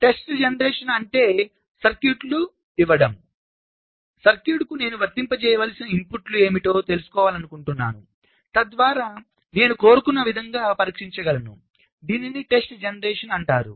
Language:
Telugu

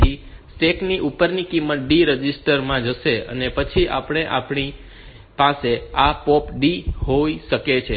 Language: Gujarati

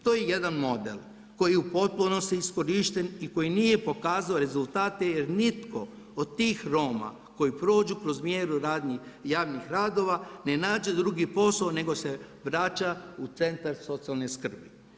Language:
Croatian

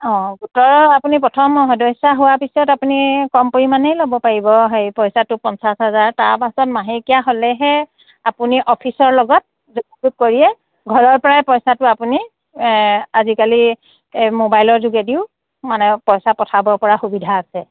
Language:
Assamese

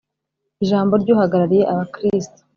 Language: Kinyarwanda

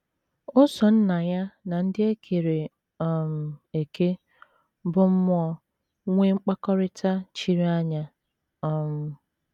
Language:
Igbo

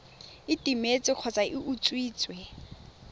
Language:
Tswana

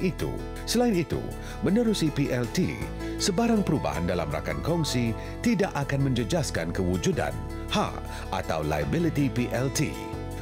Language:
Malay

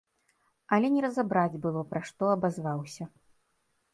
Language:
Belarusian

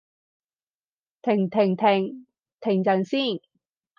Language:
Cantonese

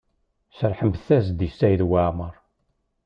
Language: Kabyle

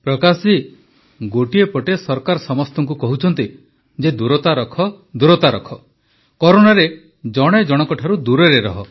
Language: Odia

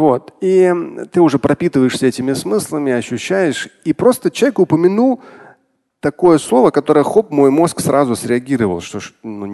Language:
Russian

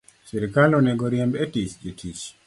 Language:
Luo (Kenya and Tanzania)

